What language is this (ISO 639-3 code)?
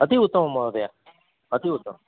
san